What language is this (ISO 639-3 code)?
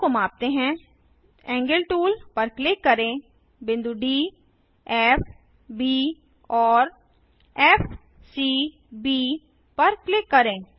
hin